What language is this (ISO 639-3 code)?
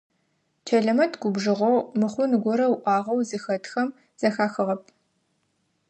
ady